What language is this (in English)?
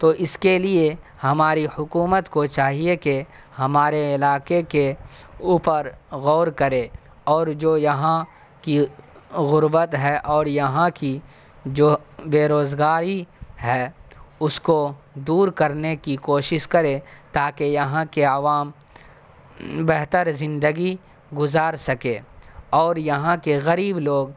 Urdu